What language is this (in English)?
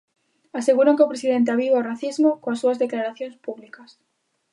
Galician